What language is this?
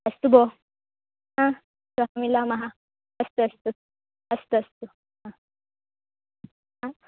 Sanskrit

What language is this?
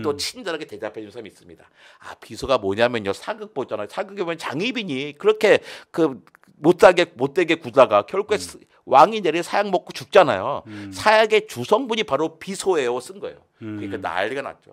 Korean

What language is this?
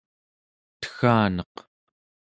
Central Yupik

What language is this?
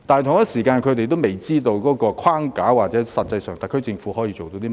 Cantonese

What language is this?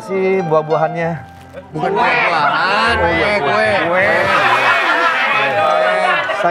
Indonesian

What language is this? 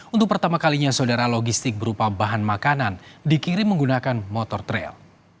Indonesian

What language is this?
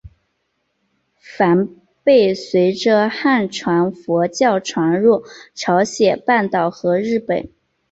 Chinese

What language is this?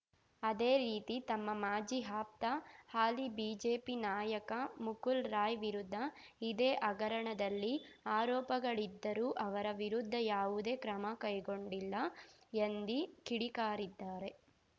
Kannada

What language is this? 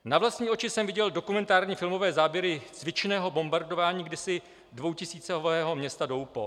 Czech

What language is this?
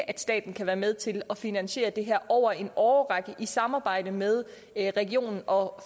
Danish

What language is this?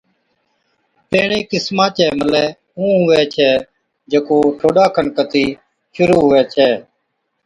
Od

